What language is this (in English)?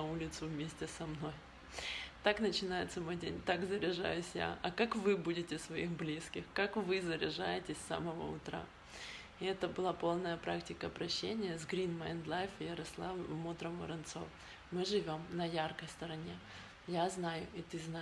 Russian